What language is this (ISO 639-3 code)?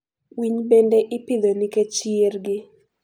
luo